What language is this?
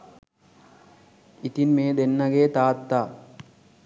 Sinhala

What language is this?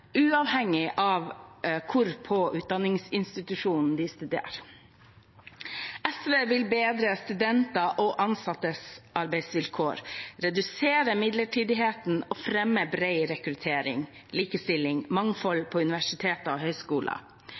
Norwegian Bokmål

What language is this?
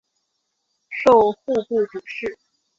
Chinese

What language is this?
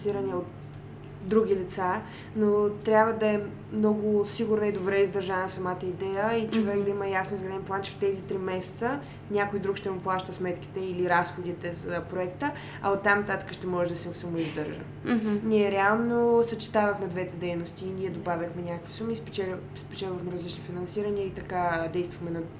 Bulgarian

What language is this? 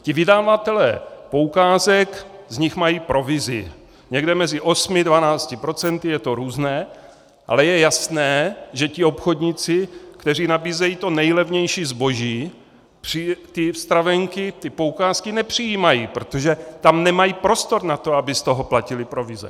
Czech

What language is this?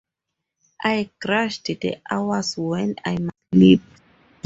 English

